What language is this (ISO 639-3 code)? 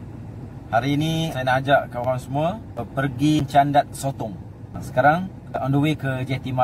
msa